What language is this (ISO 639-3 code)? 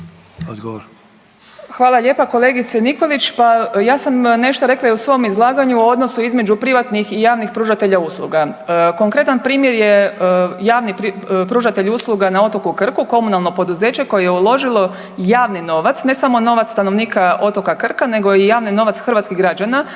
hrv